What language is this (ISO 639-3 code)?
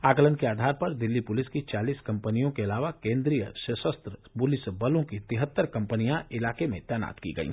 hin